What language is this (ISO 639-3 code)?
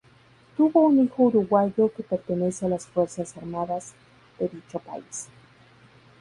spa